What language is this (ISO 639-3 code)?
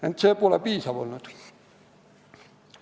est